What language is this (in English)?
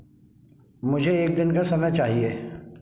Hindi